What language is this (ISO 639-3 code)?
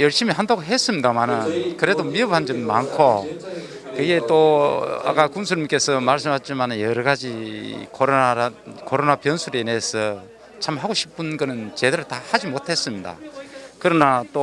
kor